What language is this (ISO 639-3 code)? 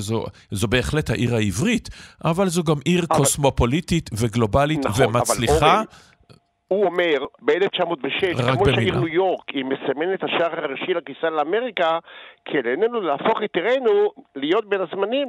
heb